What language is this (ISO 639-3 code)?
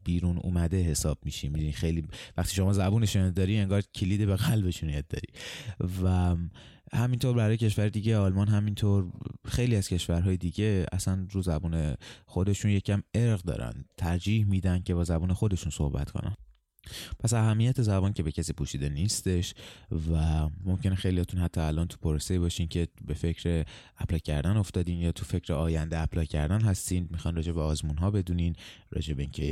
fas